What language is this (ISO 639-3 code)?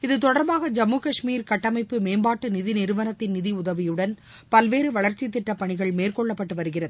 tam